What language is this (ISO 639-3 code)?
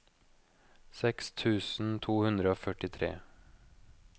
nor